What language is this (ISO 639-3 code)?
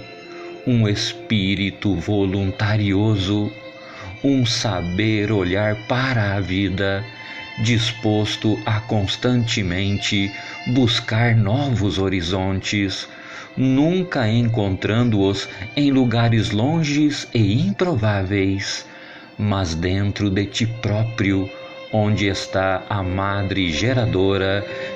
por